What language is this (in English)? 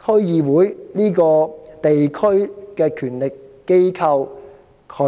Cantonese